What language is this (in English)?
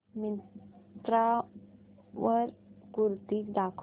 Marathi